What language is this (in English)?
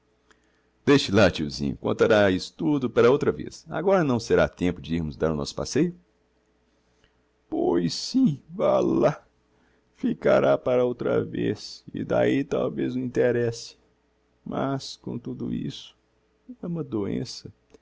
Portuguese